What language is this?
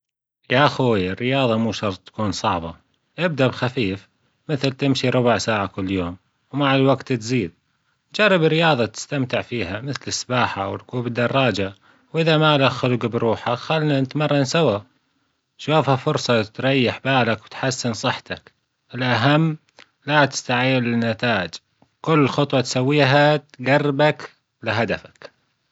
Gulf Arabic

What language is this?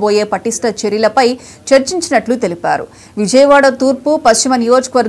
Romanian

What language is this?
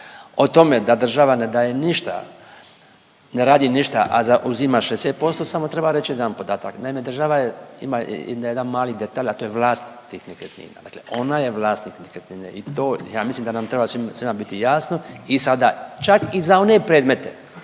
Croatian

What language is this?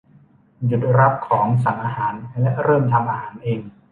Thai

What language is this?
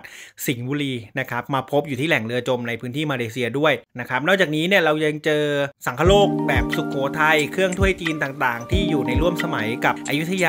Thai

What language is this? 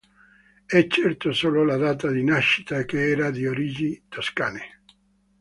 Italian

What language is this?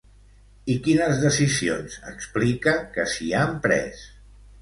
Catalan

